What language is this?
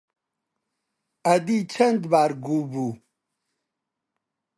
Central Kurdish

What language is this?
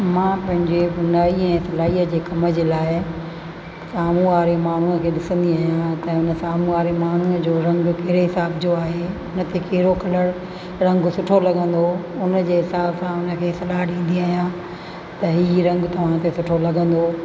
Sindhi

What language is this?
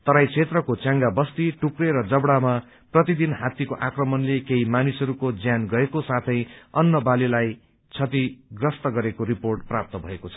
Nepali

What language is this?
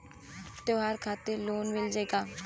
Bhojpuri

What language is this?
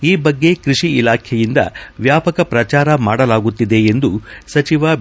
Kannada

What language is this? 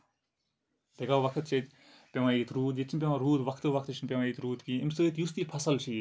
Kashmiri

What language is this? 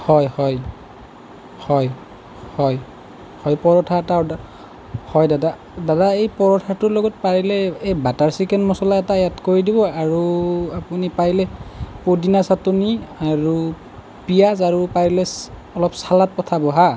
Assamese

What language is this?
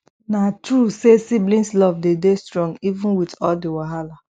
Nigerian Pidgin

